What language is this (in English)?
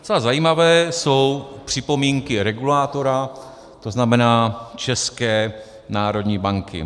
Czech